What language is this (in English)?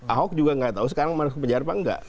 Indonesian